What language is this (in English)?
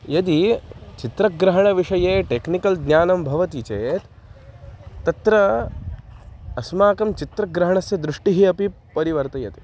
Sanskrit